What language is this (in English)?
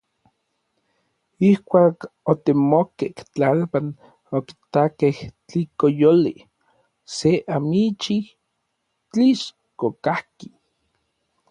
Orizaba Nahuatl